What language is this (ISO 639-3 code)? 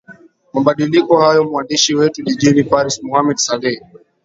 swa